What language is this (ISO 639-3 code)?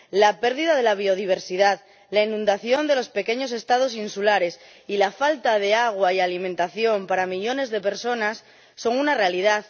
spa